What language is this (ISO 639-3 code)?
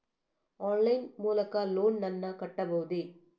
kan